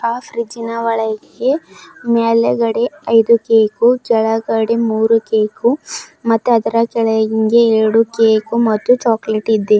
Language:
Kannada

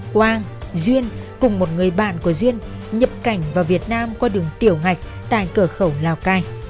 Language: Vietnamese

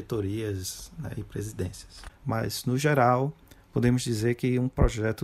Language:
Portuguese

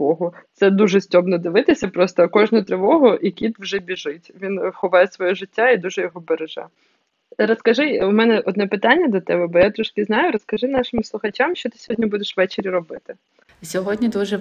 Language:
Ukrainian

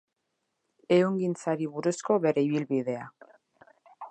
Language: Basque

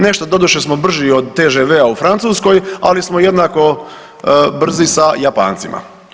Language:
Croatian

